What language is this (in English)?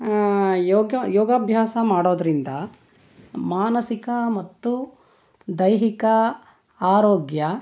Kannada